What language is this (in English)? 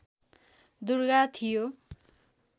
Nepali